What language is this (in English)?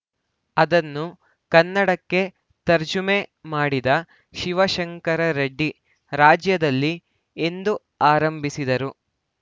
Kannada